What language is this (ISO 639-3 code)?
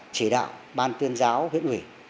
vie